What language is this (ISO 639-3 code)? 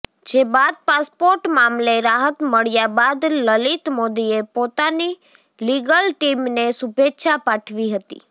guj